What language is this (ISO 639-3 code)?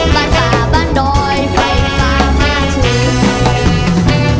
tha